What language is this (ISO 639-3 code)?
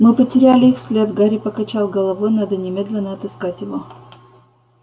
rus